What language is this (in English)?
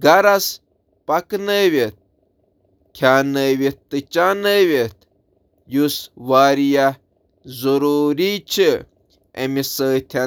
Kashmiri